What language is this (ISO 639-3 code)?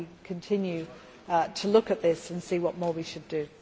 eng